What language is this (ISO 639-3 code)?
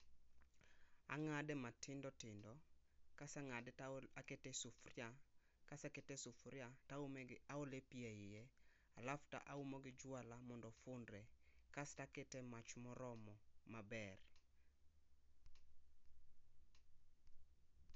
luo